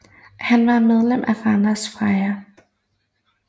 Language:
Danish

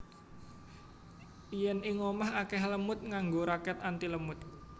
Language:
Javanese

